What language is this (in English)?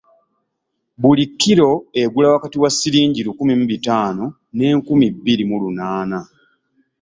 Ganda